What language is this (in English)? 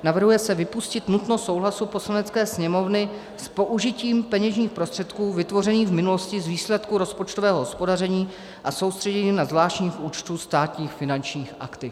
Czech